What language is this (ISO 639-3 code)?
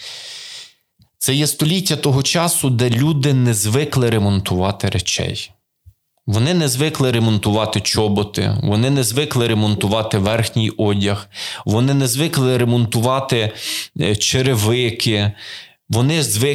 ukr